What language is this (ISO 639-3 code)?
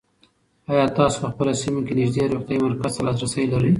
pus